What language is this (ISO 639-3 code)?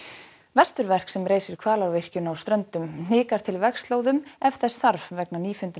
isl